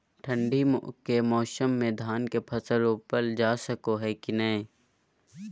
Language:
Magahi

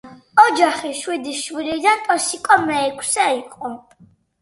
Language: Georgian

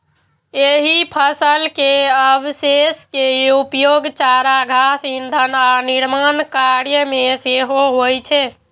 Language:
Maithili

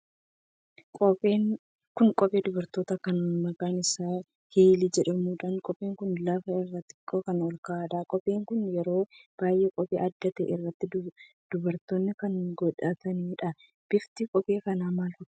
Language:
Oromo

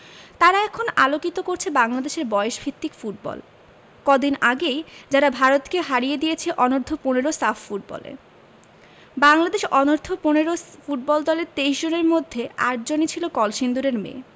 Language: Bangla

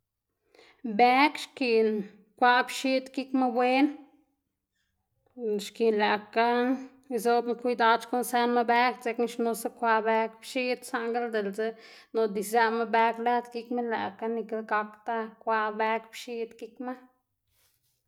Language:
Xanaguía Zapotec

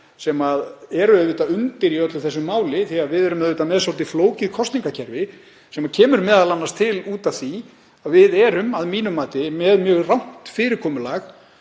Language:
Icelandic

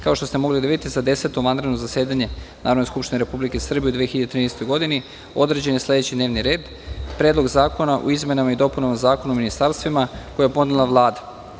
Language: Serbian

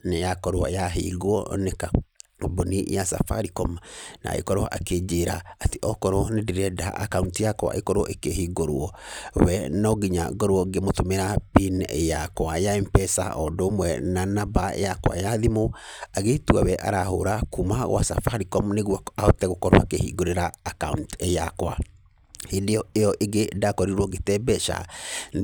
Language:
Kikuyu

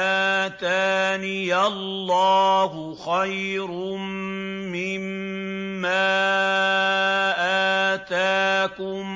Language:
Arabic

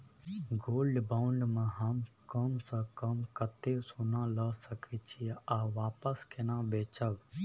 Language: Maithili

